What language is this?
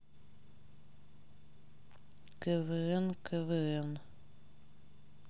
Russian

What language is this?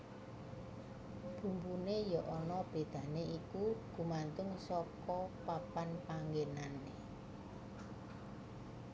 Javanese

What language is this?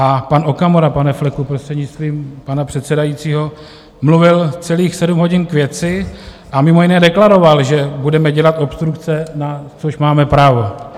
Czech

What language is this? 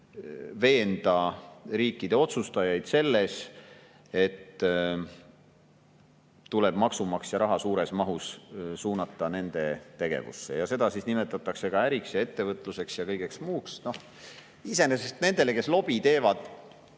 Estonian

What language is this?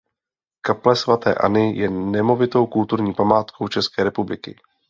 Czech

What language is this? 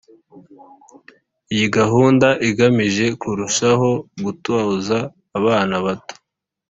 Kinyarwanda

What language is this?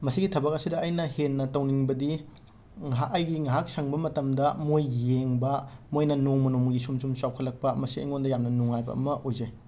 Manipuri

